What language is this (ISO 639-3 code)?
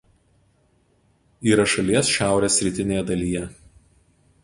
lit